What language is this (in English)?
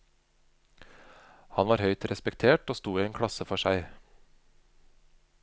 Norwegian